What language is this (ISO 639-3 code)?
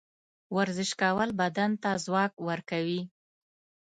pus